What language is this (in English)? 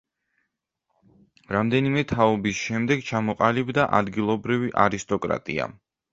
Georgian